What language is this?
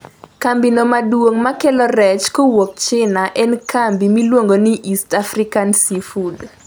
Luo (Kenya and Tanzania)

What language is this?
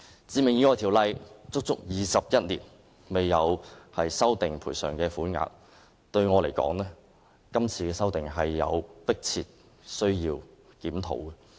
Cantonese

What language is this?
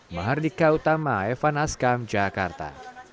Indonesian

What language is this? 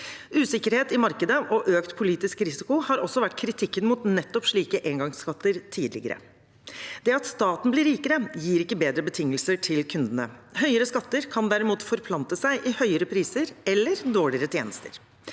Norwegian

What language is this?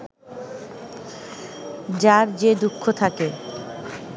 Bangla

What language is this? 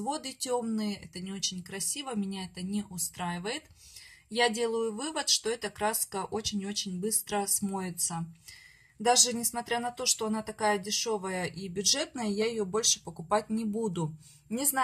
Russian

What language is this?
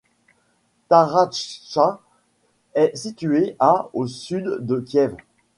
French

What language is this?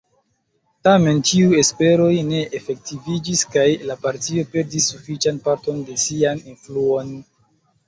Esperanto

